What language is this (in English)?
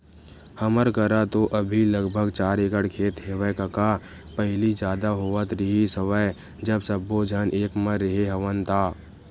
Chhattisgarhi